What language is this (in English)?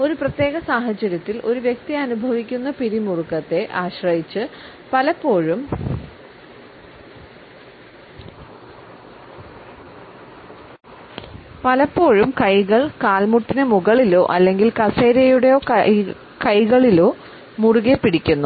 Malayalam